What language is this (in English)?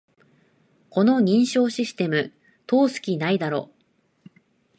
Japanese